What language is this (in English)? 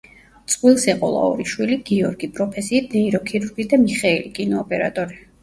Georgian